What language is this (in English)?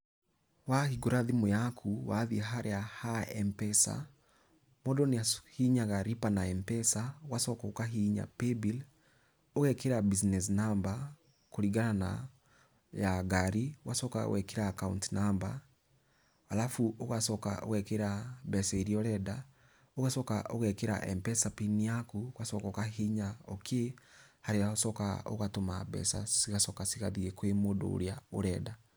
Kikuyu